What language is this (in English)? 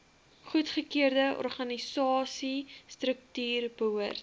Afrikaans